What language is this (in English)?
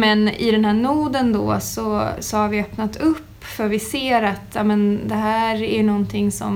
Swedish